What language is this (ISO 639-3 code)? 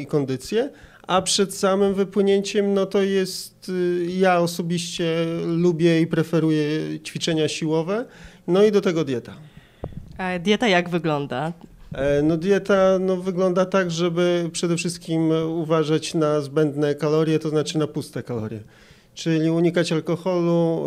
pol